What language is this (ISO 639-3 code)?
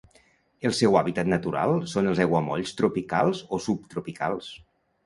cat